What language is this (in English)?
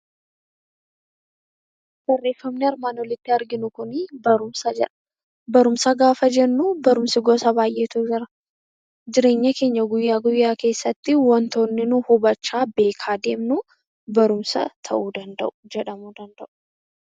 Oromo